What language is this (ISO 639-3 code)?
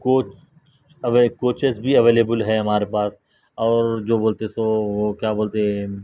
urd